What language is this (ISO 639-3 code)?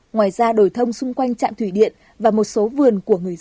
vie